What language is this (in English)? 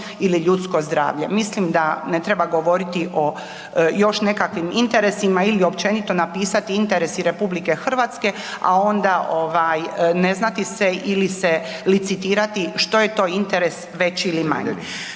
Croatian